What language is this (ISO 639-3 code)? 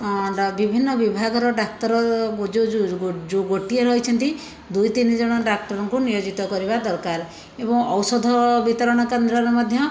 ori